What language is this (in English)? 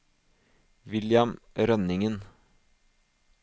Norwegian